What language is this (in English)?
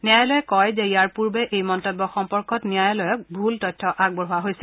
Assamese